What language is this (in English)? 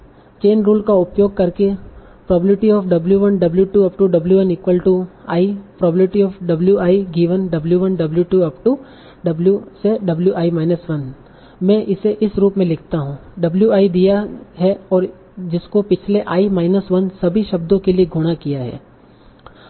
Hindi